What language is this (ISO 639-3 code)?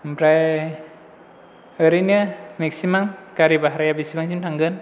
brx